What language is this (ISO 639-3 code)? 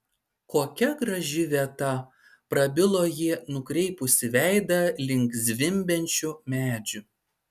lit